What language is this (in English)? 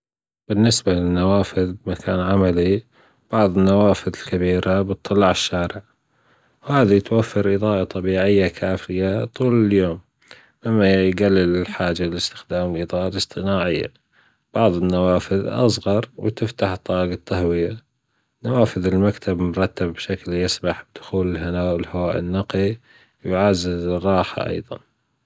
Gulf Arabic